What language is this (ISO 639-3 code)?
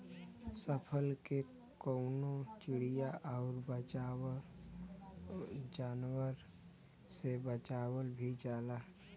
bho